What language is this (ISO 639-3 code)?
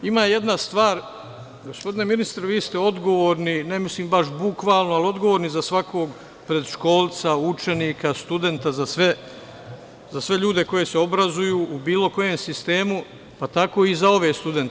srp